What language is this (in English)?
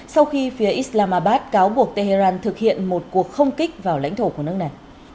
Vietnamese